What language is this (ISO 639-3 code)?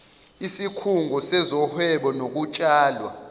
zul